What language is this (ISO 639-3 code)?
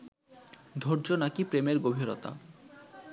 ben